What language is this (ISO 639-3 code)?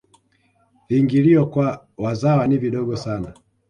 swa